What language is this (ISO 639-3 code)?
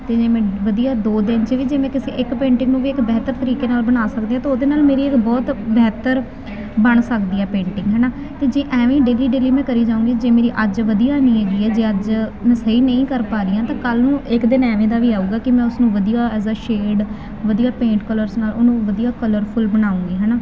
pan